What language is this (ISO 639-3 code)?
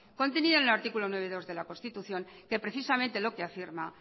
spa